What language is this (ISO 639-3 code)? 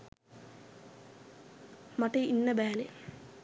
sin